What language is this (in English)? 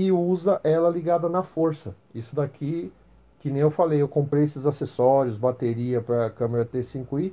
Portuguese